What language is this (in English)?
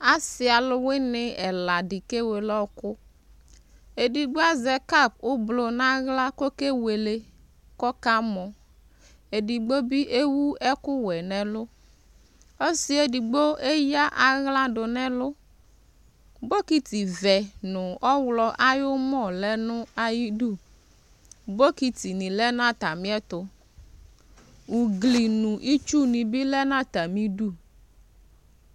Ikposo